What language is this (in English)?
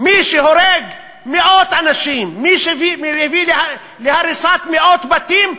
Hebrew